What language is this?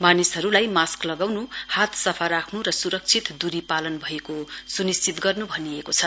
Nepali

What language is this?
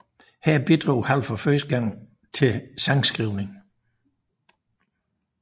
Danish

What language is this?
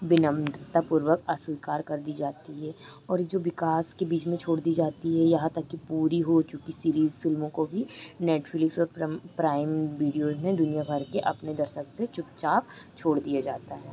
Hindi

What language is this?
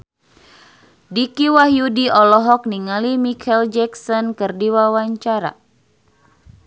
Sundanese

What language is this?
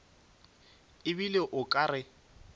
Northern Sotho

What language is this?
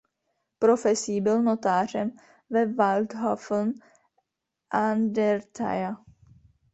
Czech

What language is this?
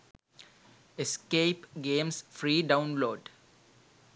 Sinhala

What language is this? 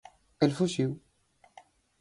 Galician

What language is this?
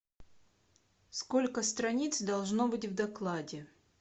Russian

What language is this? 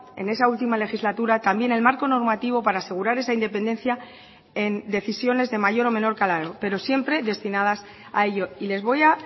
Spanish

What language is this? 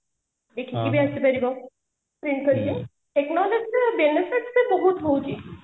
Odia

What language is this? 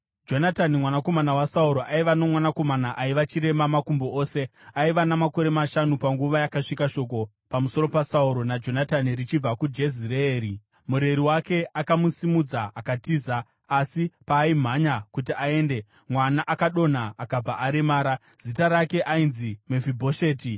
Shona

